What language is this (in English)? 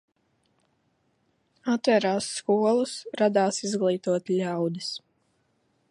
Latvian